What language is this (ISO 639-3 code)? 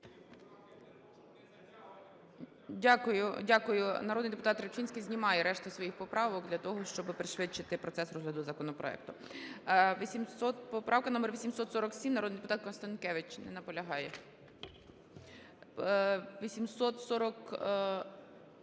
ukr